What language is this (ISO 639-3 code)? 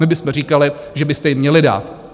ces